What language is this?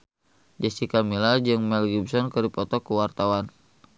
Sundanese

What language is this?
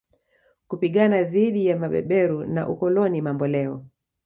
Swahili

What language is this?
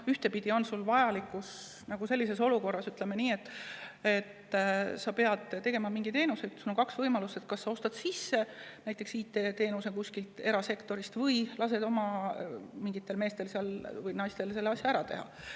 Estonian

